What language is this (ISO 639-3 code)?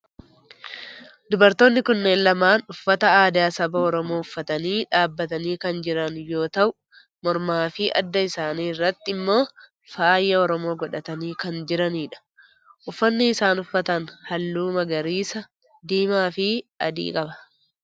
orm